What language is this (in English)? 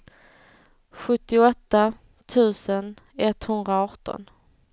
Swedish